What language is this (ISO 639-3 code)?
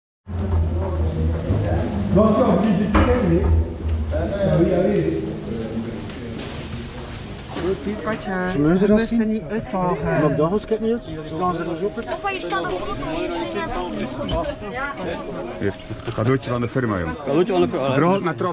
nld